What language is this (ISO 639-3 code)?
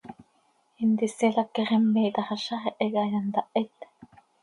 sei